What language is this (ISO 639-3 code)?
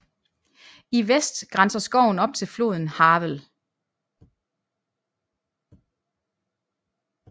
dan